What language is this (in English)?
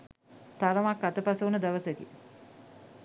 Sinhala